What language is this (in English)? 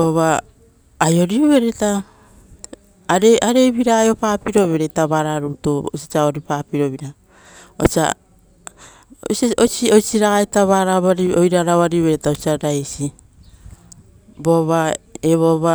Rotokas